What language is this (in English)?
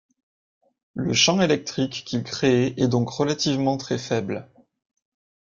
French